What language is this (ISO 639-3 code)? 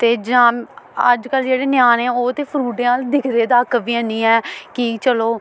doi